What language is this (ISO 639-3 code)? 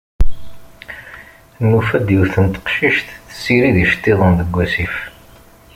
kab